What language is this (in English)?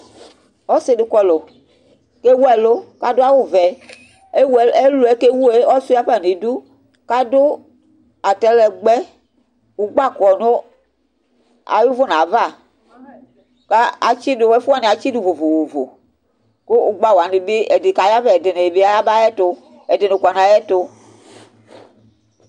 Ikposo